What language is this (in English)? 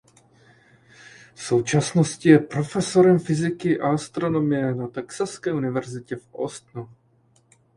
Czech